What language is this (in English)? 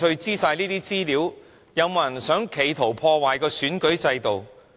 Cantonese